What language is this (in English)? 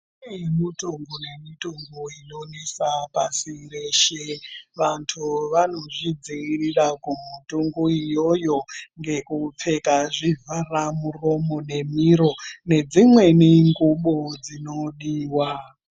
Ndau